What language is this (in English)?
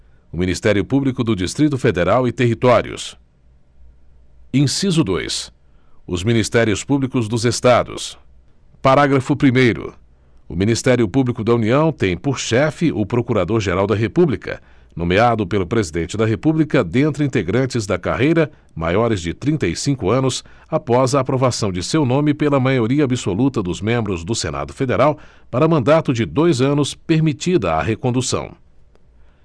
Portuguese